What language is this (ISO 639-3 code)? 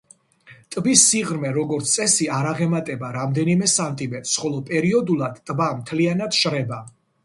kat